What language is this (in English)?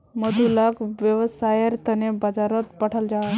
Magahi